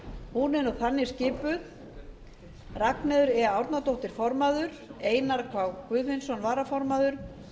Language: Icelandic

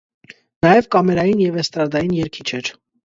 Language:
Armenian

